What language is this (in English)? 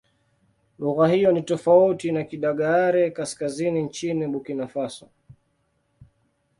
Swahili